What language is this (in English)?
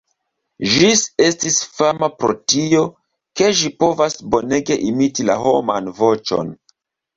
Esperanto